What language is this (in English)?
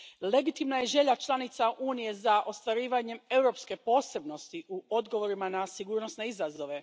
Croatian